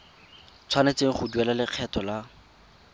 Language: Tswana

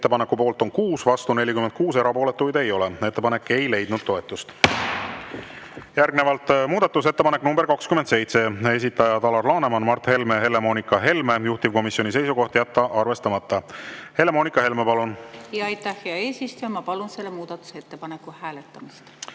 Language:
Estonian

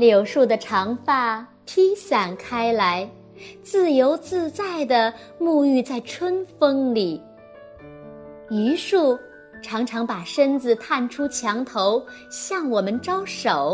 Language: Chinese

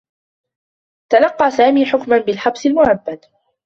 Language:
Arabic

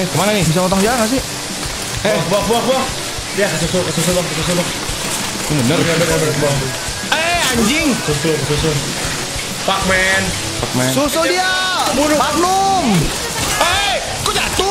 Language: Indonesian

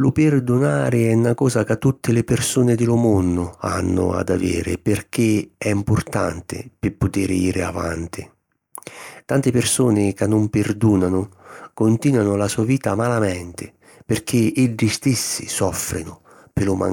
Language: Sicilian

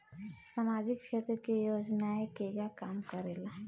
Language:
Bhojpuri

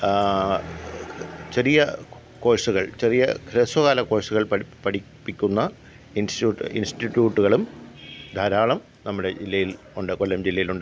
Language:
Malayalam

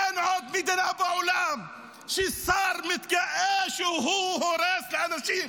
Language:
Hebrew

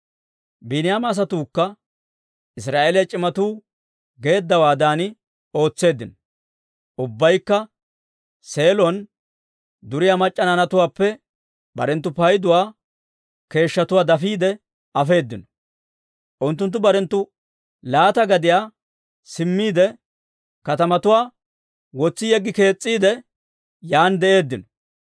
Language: Dawro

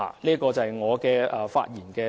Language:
Cantonese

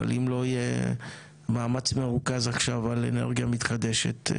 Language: Hebrew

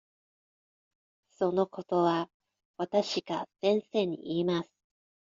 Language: Japanese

